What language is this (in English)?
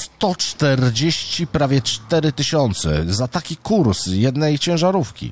Polish